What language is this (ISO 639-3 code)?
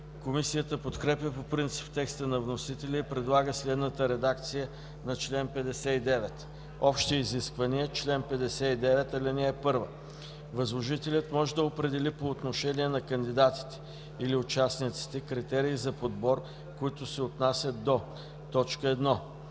bul